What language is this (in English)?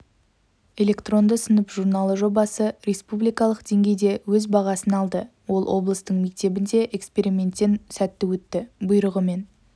Kazakh